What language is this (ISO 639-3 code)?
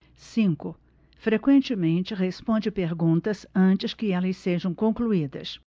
por